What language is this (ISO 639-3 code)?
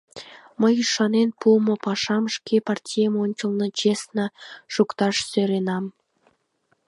chm